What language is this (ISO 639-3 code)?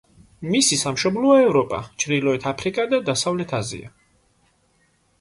kat